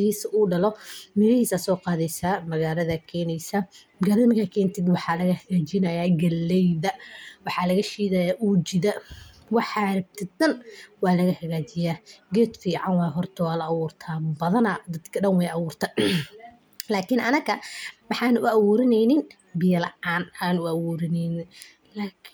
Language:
Somali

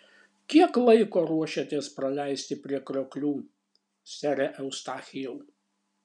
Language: Lithuanian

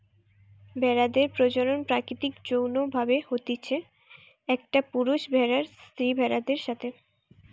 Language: Bangla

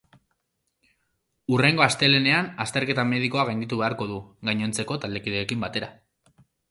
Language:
Basque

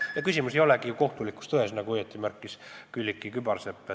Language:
Estonian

